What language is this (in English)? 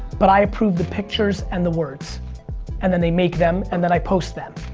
English